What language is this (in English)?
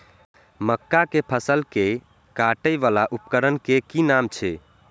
Maithili